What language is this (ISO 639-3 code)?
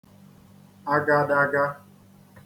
ibo